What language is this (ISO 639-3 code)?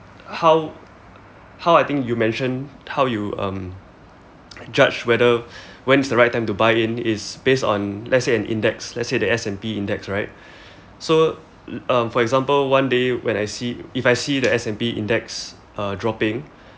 eng